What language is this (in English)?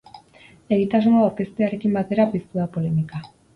Basque